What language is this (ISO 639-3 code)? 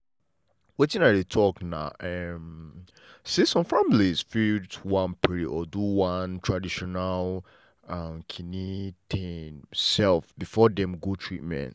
pcm